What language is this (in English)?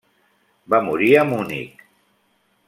Catalan